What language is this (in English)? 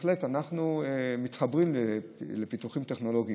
Hebrew